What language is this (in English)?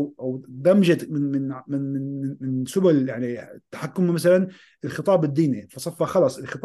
Arabic